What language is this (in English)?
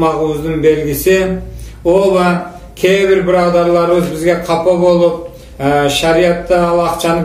Turkish